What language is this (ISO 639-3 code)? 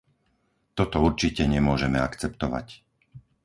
slk